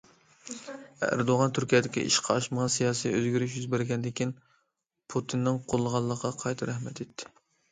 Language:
Uyghur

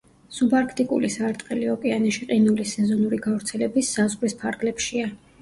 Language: Georgian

